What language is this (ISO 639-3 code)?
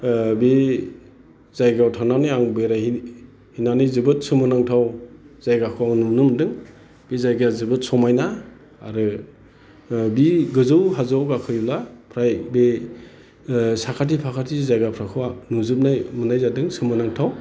brx